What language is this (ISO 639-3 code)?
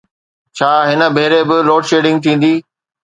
snd